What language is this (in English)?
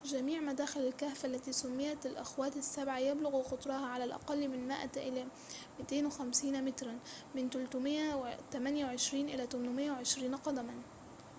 Arabic